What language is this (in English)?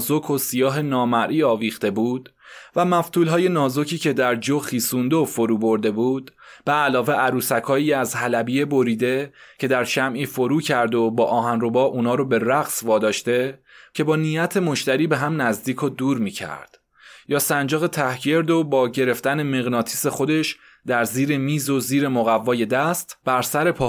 Persian